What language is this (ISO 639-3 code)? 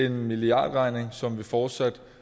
dan